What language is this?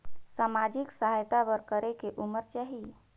Chhattisgarhi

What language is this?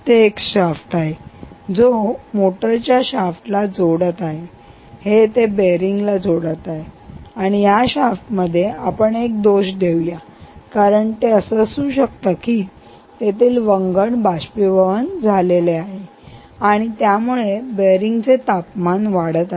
Marathi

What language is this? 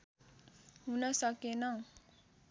Nepali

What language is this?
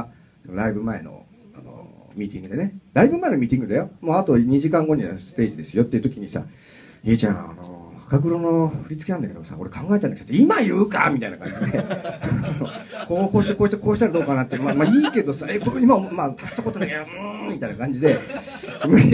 Japanese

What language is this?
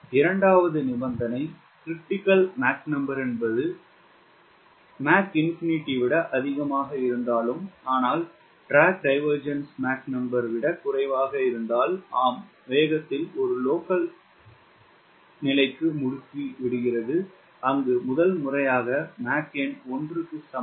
Tamil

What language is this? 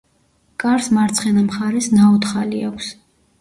Georgian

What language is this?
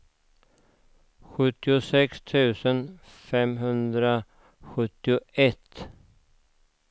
Swedish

